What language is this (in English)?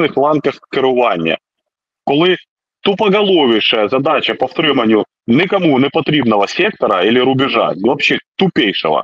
Ukrainian